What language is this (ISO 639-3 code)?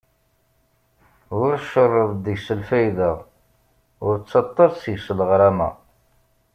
kab